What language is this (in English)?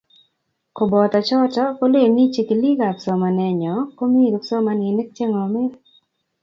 Kalenjin